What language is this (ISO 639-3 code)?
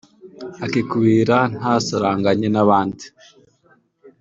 kin